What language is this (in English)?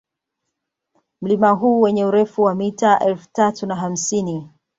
Swahili